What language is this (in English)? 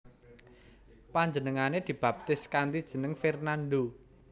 Javanese